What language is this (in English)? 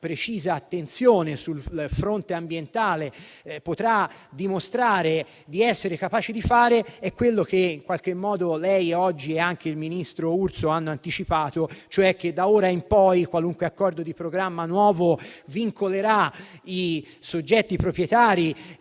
Italian